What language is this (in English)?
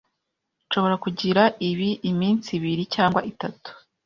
Kinyarwanda